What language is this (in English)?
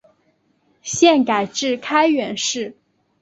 Chinese